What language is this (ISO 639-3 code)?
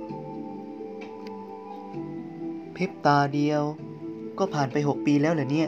tha